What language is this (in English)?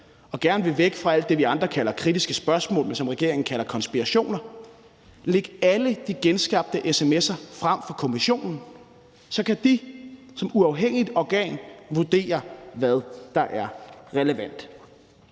Danish